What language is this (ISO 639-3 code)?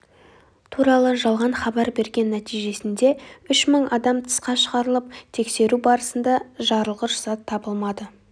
kaz